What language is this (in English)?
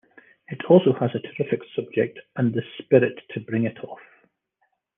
English